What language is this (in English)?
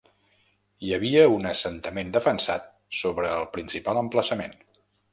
Catalan